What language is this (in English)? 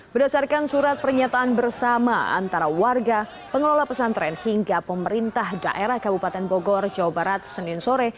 Indonesian